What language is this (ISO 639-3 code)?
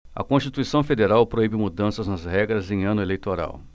por